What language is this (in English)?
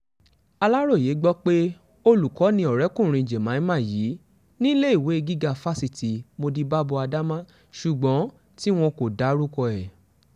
Yoruba